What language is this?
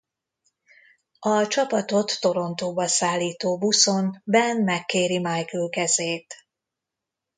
Hungarian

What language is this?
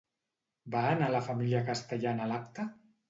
Catalan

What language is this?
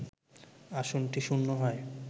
Bangla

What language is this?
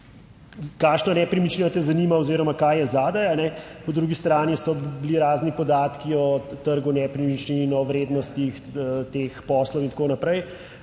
Slovenian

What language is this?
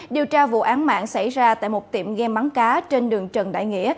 Vietnamese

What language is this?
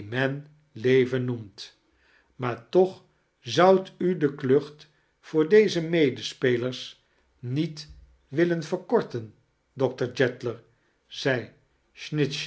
Dutch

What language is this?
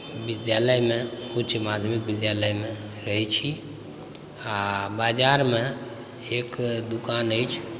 Maithili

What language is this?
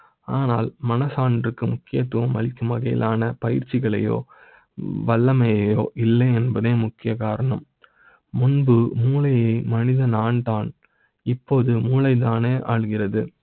Tamil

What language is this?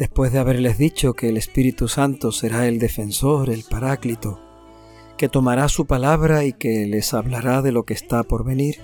Spanish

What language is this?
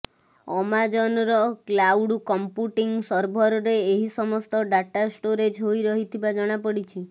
Odia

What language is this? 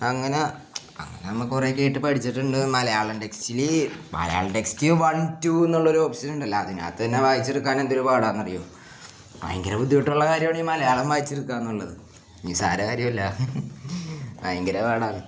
Malayalam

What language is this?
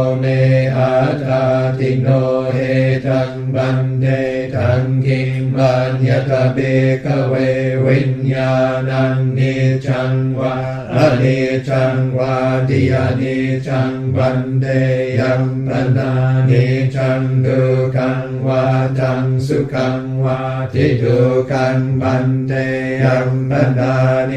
Thai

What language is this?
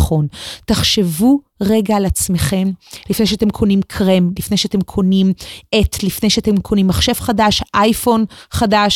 Hebrew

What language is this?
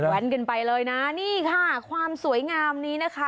Thai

